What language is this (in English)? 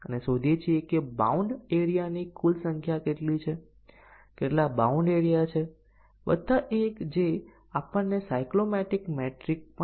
Gujarati